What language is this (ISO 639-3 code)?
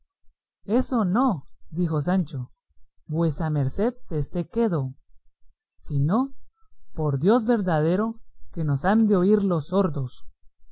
spa